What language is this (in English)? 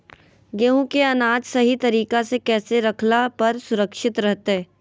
Magahi